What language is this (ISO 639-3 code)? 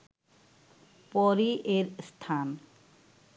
ben